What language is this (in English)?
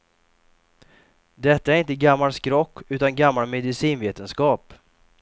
Swedish